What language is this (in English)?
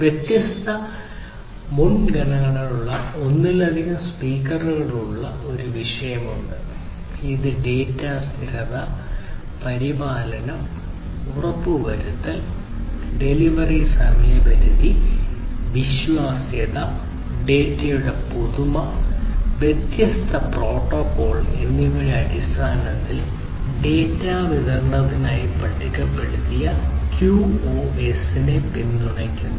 Malayalam